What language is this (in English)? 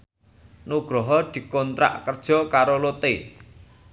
Javanese